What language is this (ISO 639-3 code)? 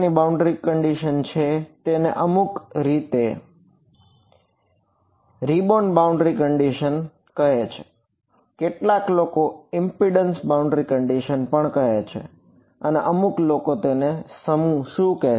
guj